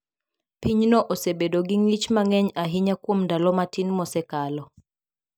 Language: Luo (Kenya and Tanzania)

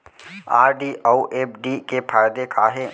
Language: Chhattisgarhi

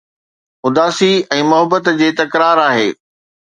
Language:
Sindhi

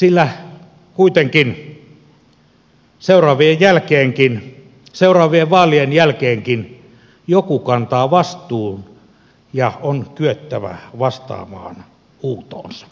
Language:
Finnish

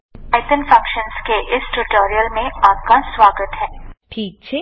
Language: Gujarati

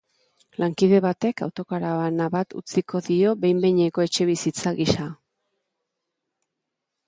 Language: Basque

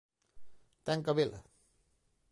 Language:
Galician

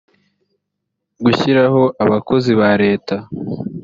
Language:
Kinyarwanda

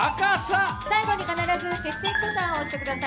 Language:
Japanese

